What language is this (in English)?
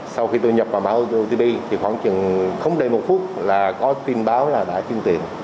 Vietnamese